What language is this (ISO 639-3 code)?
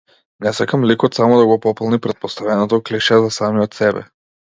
mkd